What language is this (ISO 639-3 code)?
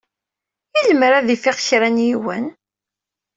kab